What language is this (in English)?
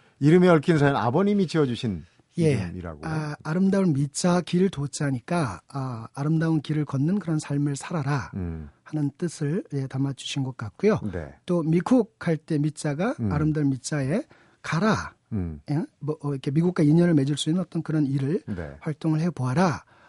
Korean